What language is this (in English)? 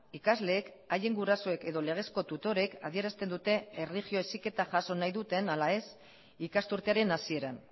Basque